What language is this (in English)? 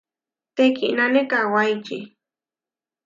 Huarijio